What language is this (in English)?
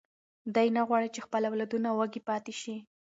Pashto